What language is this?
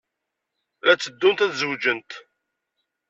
Kabyle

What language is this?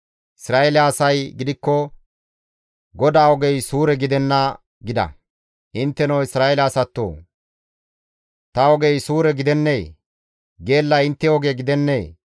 Gamo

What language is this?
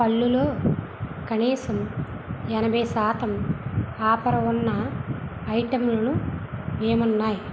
Telugu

